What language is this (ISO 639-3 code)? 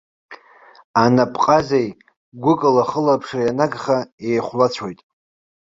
abk